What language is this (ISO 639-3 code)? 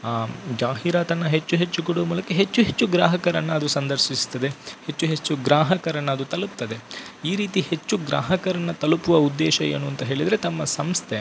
kan